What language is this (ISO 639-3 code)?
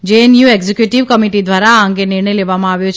guj